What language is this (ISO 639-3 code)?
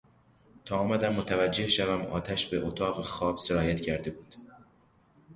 fas